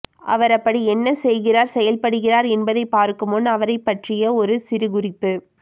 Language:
Tamil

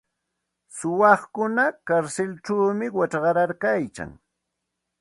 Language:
Santa Ana de Tusi Pasco Quechua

